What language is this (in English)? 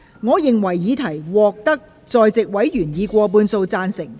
Cantonese